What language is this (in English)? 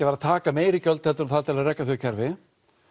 Icelandic